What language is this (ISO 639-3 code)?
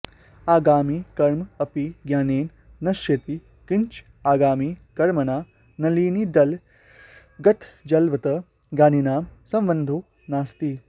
san